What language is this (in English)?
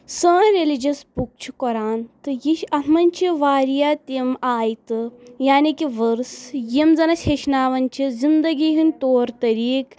Kashmiri